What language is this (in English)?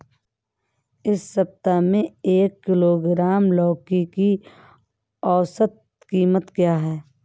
Hindi